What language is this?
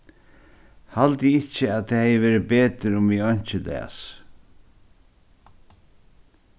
Faroese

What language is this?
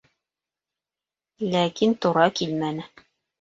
Bashkir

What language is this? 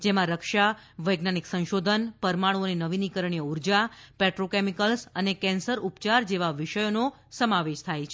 Gujarati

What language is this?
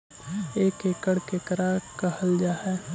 Magahi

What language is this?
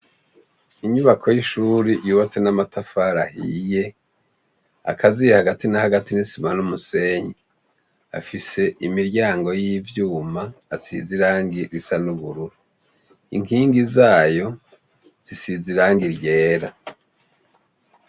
Rundi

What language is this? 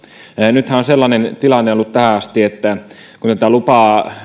Finnish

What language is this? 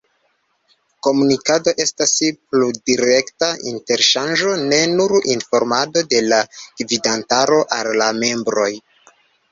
Esperanto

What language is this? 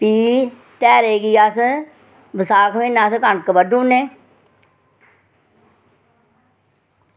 Dogri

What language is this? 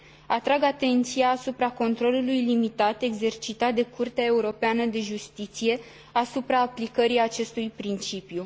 Romanian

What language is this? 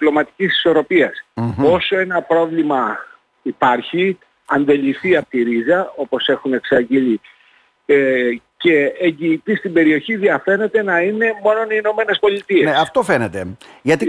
Greek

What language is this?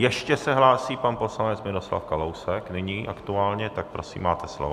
Czech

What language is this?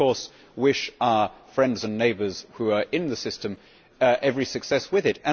English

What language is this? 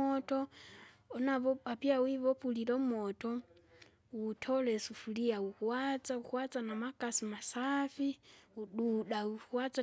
Kinga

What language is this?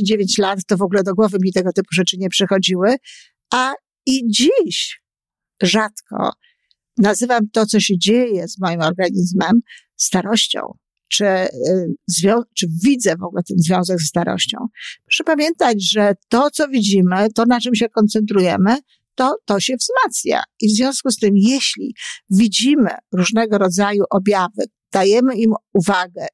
Polish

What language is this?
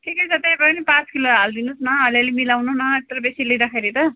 Nepali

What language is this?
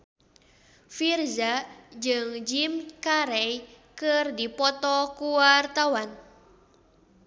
Sundanese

